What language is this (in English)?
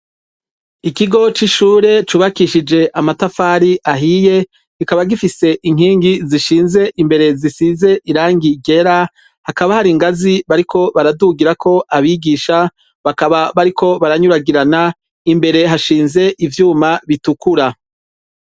Rundi